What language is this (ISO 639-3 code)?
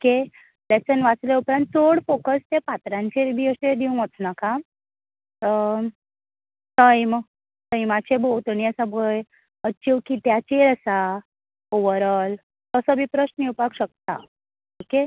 kok